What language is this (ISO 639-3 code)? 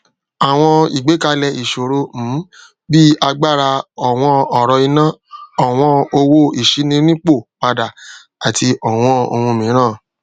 yor